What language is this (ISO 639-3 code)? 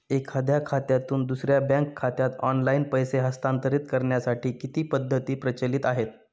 mar